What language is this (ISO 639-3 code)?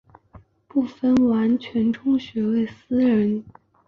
zho